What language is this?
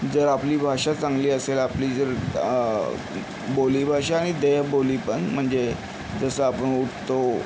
Marathi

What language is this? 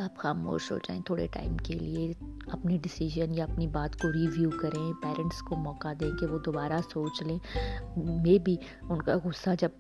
Urdu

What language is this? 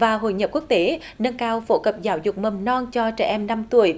Vietnamese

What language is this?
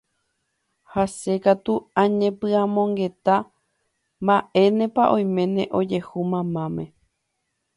Guarani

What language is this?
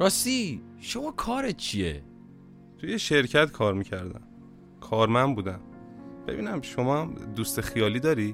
Persian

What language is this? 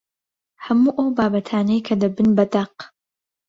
Central Kurdish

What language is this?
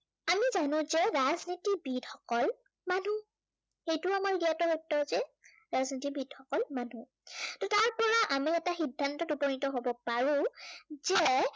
Assamese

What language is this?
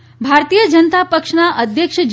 Gujarati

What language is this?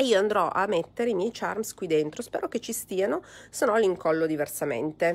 Italian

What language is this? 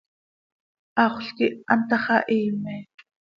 Seri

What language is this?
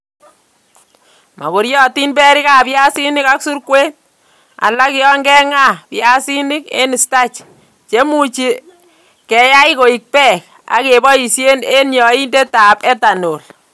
Kalenjin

